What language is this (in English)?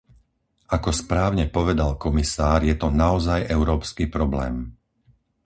Slovak